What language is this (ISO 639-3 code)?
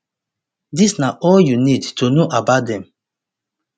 pcm